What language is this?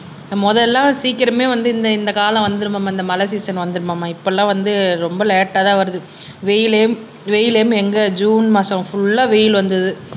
Tamil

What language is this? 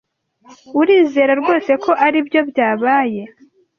Kinyarwanda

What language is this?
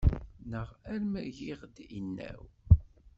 Kabyle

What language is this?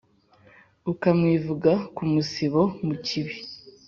Kinyarwanda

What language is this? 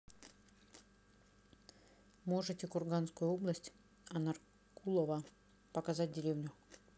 Russian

